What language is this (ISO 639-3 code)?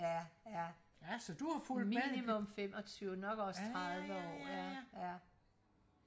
dan